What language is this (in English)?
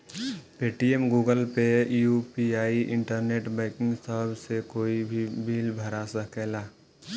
Bhojpuri